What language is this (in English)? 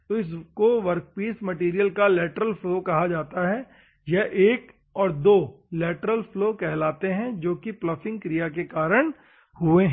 Hindi